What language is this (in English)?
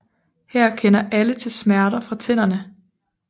Danish